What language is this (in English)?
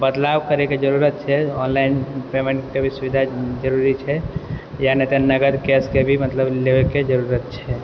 Maithili